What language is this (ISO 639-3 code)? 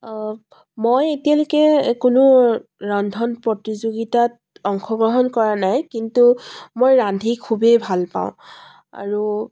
asm